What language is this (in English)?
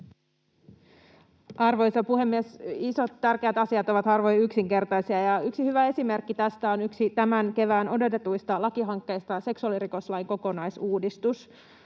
Finnish